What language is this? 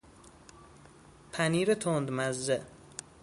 Persian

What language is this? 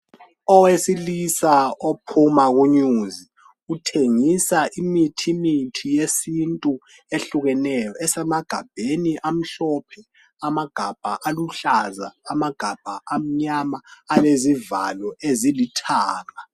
North Ndebele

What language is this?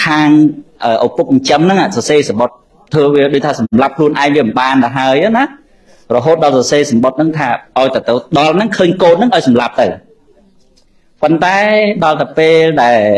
Vietnamese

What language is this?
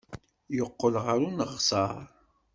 Kabyle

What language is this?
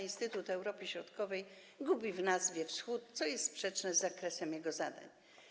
Polish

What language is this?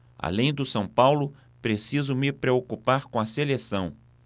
Portuguese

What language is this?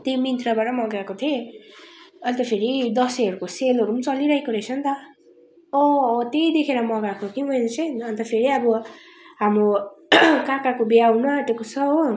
Nepali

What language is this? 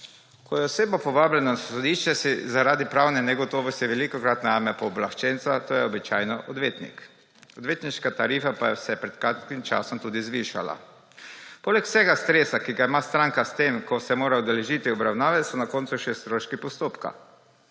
Slovenian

